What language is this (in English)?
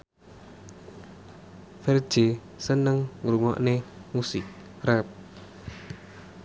Javanese